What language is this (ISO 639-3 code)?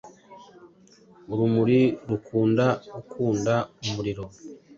kin